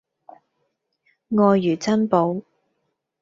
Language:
Cantonese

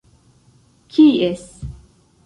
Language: Esperanto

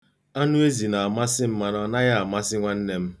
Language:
Igbo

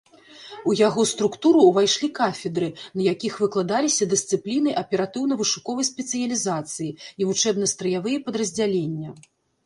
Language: Belarusian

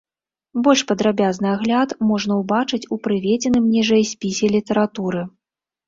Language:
Belarusian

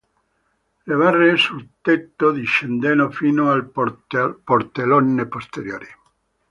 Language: Italian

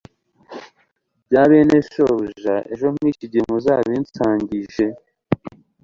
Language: Kinyarwanda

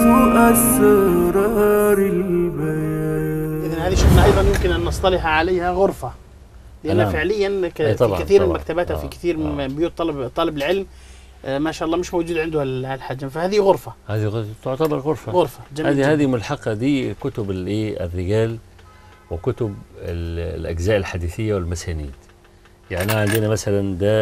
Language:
Arabic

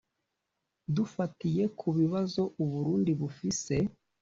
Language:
Kinyarwanda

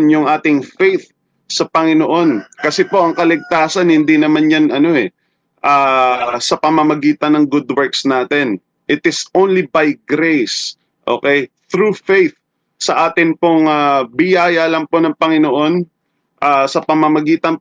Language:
Filipino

